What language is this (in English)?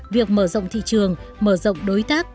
Vietnamese